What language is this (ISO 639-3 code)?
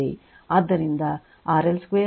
kan